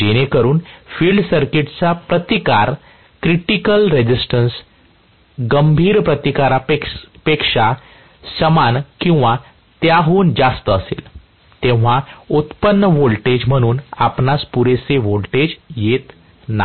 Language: Marathi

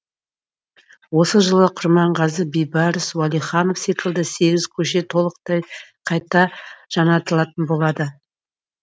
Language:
Kazakh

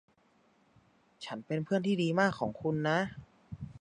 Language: Thai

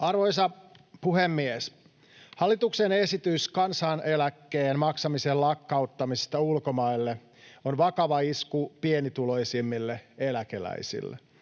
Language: Finnish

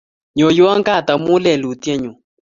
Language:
Kalenjin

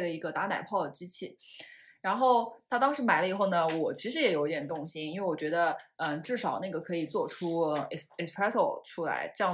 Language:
Chinese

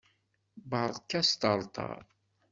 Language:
Kabyle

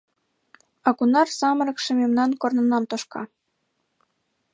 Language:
Mari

